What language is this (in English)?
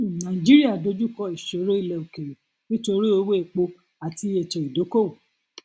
Yoruba